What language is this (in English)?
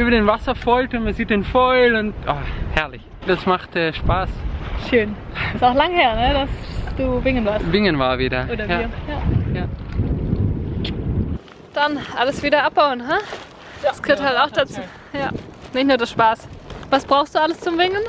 German